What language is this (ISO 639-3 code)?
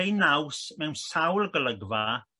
cym